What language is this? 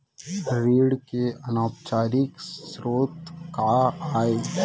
Chhattisgarhi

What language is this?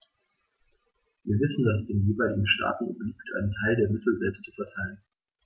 German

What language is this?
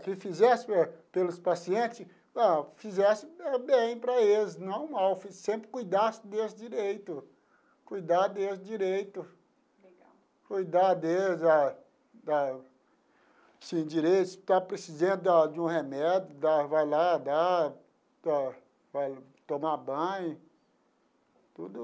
Portuguese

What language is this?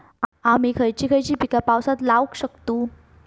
Marathi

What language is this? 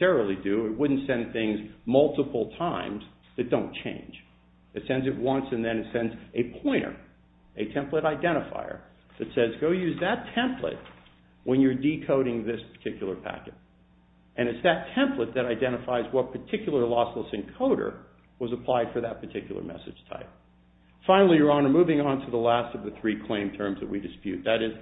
English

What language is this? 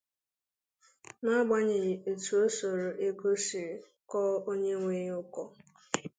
Igbo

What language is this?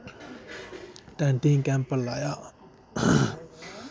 Dogri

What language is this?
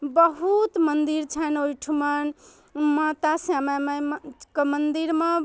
Maithili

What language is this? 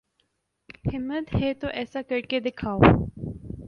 Urdu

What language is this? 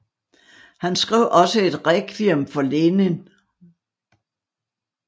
Danish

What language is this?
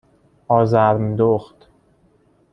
Persian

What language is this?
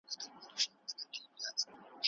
Pashto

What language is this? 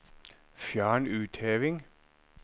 Norwegian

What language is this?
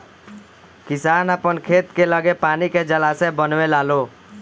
Bhojpuri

